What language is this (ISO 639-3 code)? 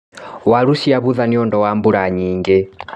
kik